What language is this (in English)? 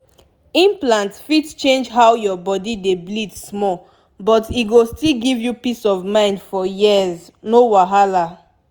Nigerian Pidgin